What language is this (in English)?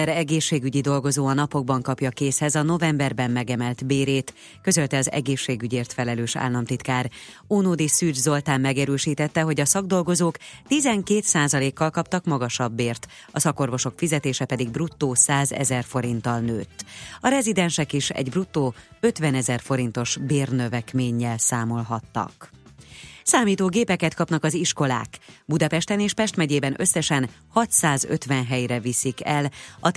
Hungarian